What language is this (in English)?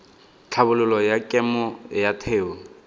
Tswana